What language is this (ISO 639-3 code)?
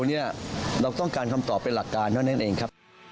tha